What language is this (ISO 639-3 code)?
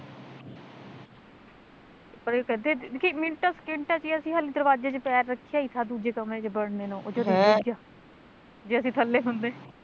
pan